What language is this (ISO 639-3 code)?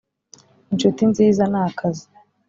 kin